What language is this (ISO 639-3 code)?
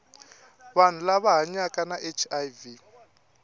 tso